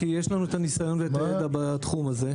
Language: Hebrew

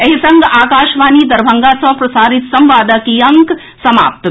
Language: Maithili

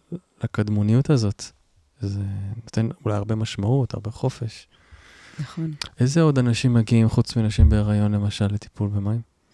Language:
Hebrew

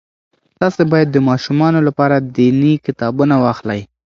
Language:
Pashto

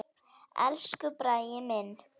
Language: Icelandic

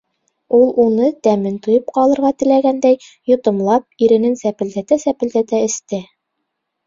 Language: Bashkir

